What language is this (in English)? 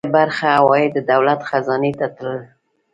Pashto